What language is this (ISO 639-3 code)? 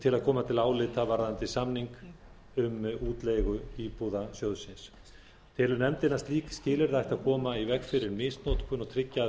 isl